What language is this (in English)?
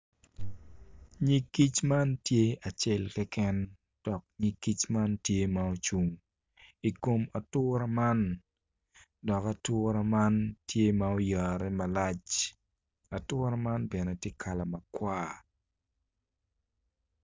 Acoli